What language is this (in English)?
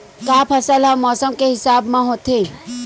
Chhattisgarhi